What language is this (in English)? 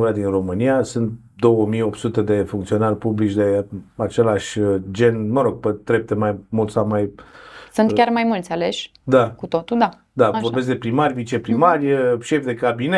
Romanian